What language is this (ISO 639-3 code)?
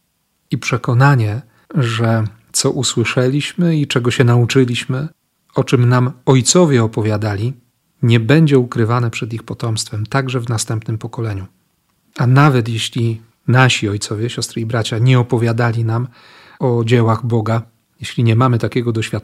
pol